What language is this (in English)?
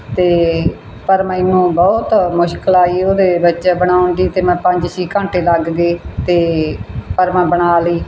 Punjabi